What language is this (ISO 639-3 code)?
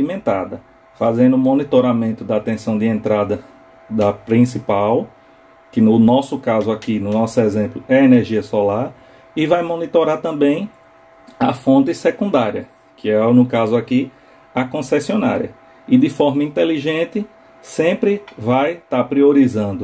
por